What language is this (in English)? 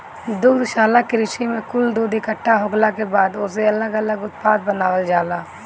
Bhojpuri